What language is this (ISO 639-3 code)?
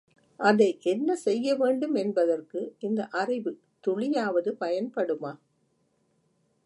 tam